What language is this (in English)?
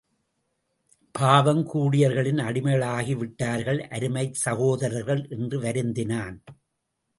Tamil